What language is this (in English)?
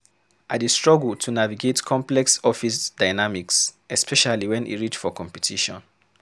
Nigerian Pidgin